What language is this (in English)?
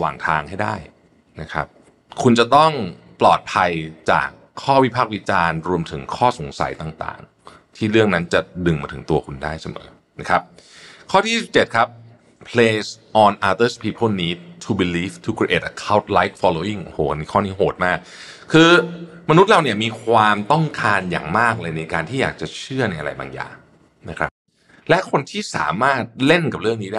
Thai